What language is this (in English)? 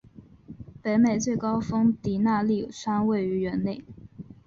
Chinese